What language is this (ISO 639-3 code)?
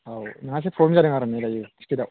brx